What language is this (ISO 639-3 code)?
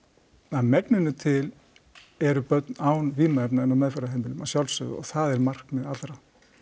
isl